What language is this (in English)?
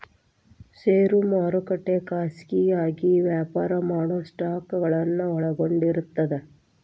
Kannada